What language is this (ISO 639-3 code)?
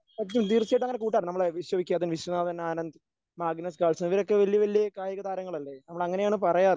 mal